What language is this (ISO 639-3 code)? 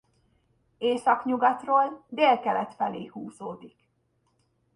hun